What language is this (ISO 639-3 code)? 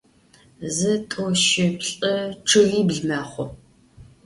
ady